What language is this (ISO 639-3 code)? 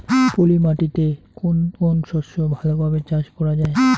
ben